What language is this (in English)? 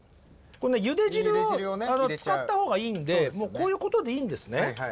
Japanese